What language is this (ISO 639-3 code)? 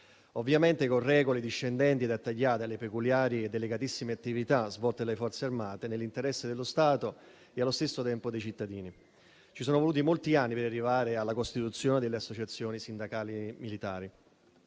ita